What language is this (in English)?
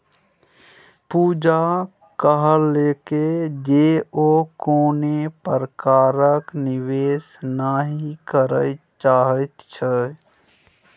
Maithili